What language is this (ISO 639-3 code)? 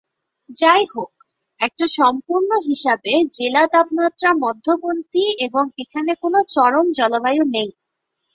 ben